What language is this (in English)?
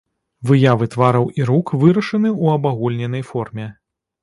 Belarusian